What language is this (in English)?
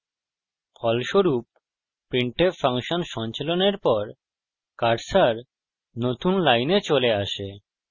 Bangla